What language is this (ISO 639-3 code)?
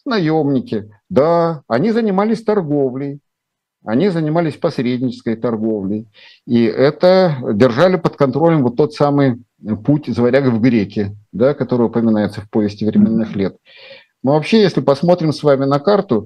rus